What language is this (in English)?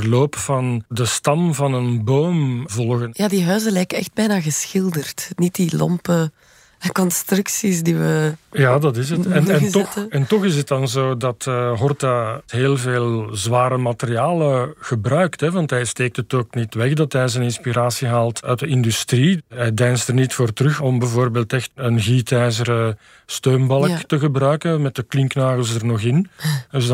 Dutch